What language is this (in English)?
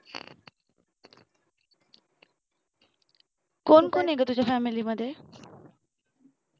Marathi